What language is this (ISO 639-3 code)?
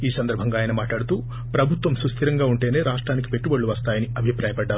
tel